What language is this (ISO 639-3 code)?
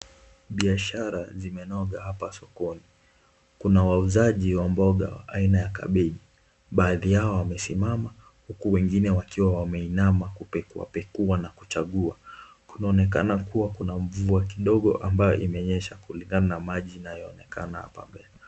swa